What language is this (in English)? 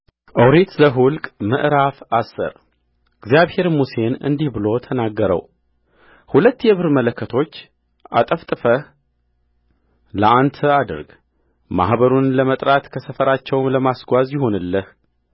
Amharic